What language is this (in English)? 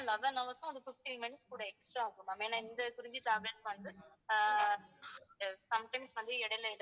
Tamil